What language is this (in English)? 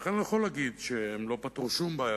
Hebrew